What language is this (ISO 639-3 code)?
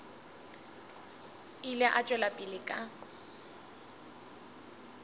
nso